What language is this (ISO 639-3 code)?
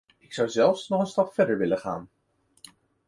nld